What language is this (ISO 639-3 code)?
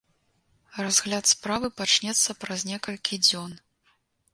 bel